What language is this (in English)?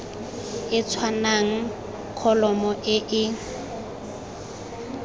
Tswana